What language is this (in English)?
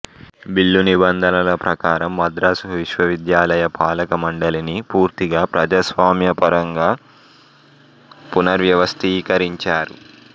Telugu